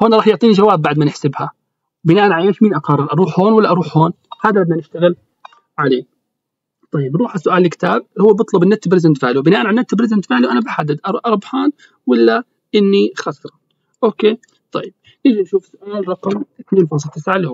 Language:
Arabic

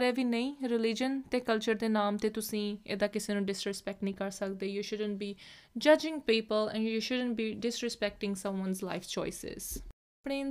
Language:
Punjabi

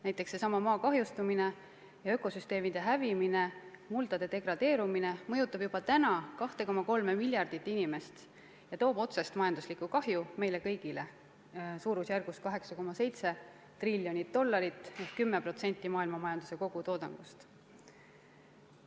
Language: Estonian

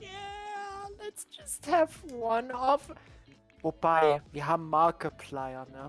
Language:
German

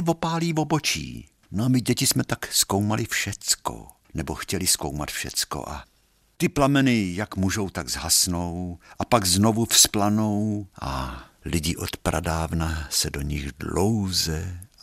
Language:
Czech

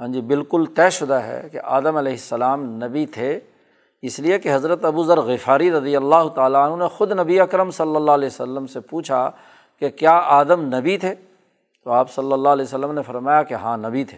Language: Urdu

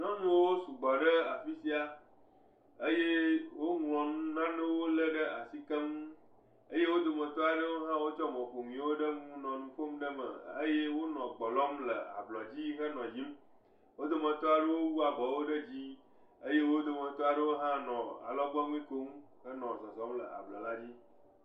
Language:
Ewe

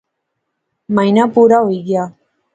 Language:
Pahari-Potwari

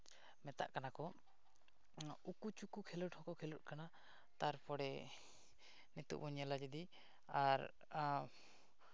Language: Santali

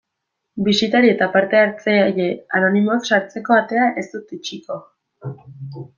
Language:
Basque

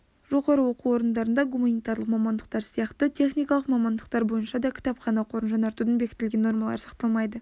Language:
Kazakh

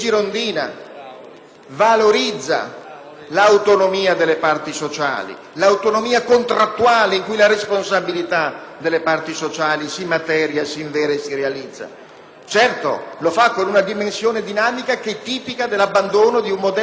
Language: Italian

